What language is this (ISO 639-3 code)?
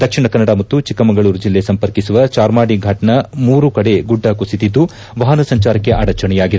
kan